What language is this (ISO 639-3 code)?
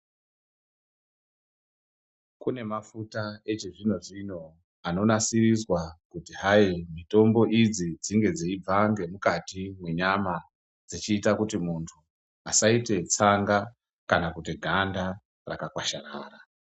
ndc